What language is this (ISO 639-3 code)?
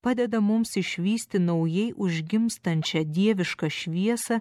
lit